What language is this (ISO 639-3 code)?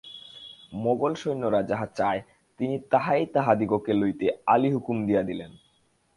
ben